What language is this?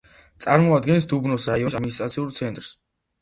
Georgian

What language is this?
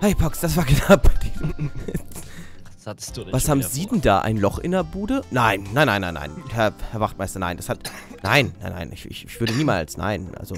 German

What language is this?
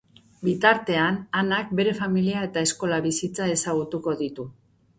Basque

